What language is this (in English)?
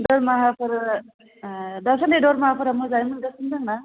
Bodo